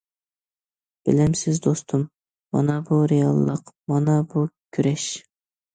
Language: Uyghur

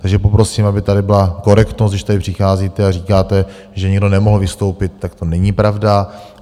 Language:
Czech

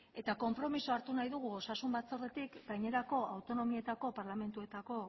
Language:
Basque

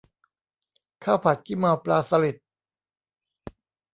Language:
Thai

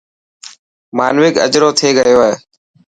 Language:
Dhatki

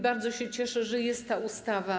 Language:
Polish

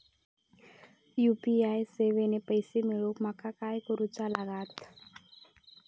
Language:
Marathi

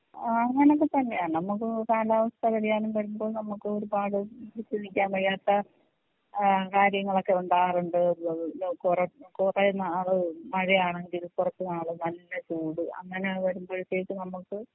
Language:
Malayalam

